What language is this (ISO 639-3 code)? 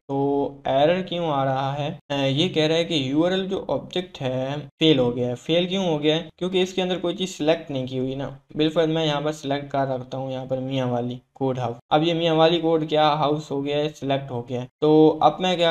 hin